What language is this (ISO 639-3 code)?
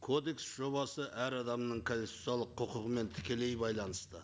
kaz